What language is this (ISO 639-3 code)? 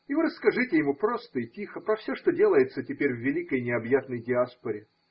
rus